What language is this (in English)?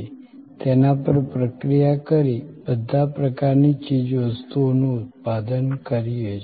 Gujarati